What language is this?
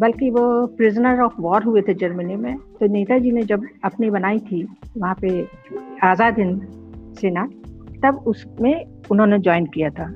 Hindi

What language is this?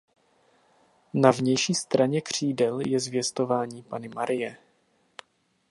Czech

